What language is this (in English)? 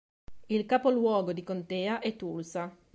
Italian